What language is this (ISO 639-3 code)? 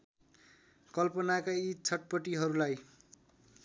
nep